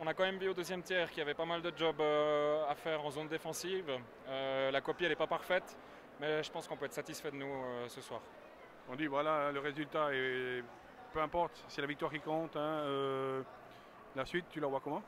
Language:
French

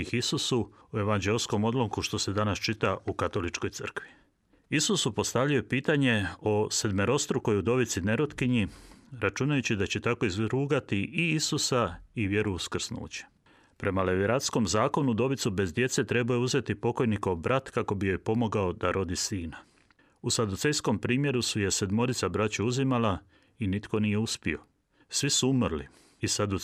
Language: Croatian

